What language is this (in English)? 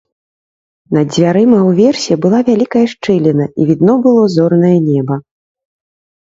Belarusian